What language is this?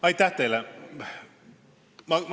Estonian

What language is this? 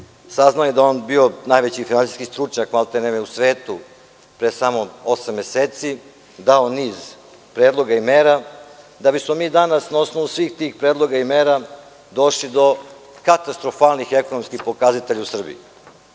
Serbian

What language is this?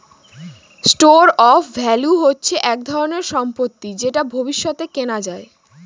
Bangla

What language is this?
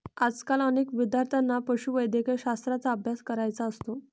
Marathi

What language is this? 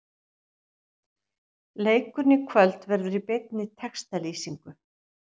Icelandic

